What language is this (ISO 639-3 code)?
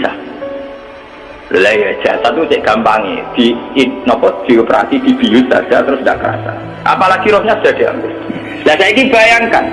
ind